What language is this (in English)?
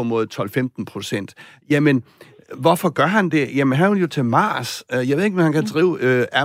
Danish